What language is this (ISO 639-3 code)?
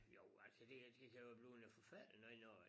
dan